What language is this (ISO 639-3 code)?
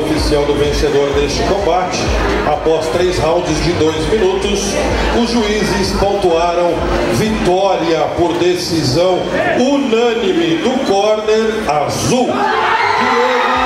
por